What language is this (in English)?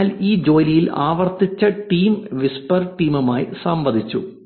Malayalam